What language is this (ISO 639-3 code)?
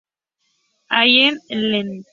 spa